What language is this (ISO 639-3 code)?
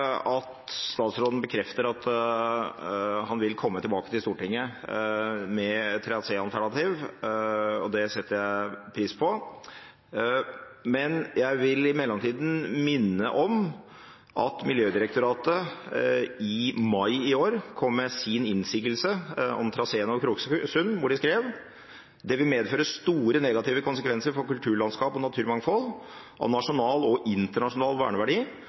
nob